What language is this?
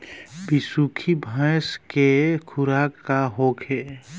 Bhojpuri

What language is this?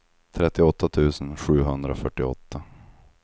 Swedish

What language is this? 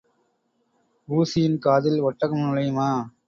Tamil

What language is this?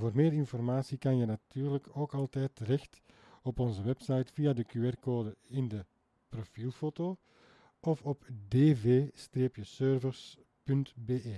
Dutch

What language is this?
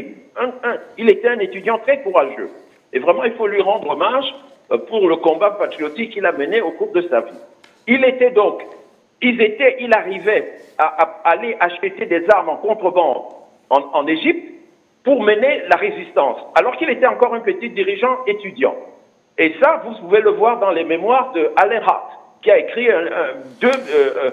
French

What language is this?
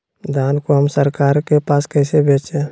Magahi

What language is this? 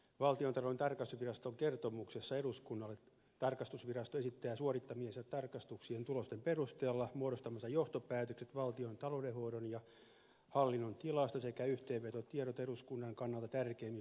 Finnish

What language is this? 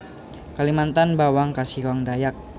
Javanese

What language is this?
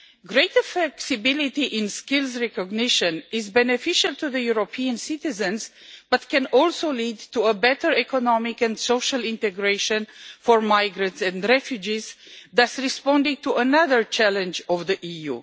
English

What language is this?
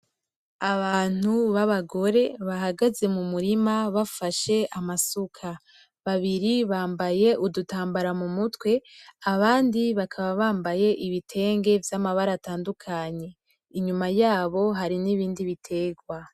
Rundi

